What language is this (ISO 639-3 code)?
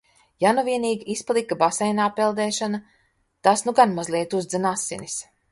lav